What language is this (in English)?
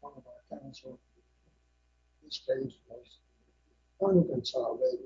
English